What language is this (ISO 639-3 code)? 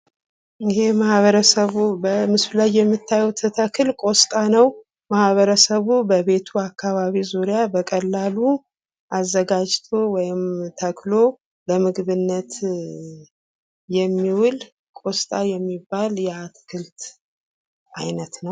amh